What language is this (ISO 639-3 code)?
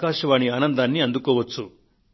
tel